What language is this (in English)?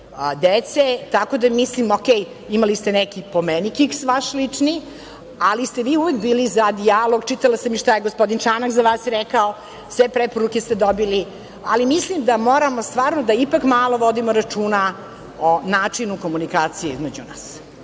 Serbian